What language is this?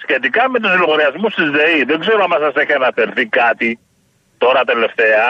Greek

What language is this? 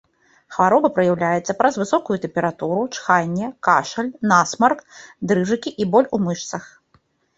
Belarusian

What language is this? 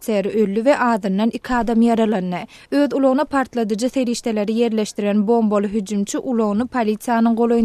Turkish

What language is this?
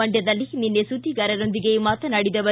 Kannada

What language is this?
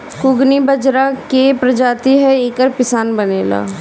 Bhojpuri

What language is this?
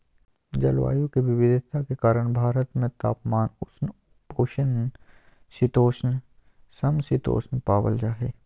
Magahi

